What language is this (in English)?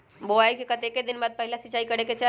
Magahi